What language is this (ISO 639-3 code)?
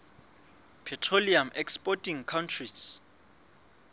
sot